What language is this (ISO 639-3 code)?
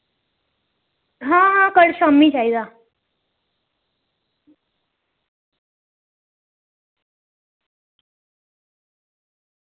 doi